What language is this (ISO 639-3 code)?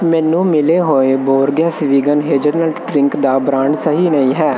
pan